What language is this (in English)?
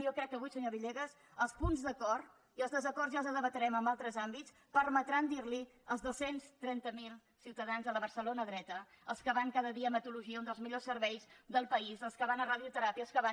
Catalan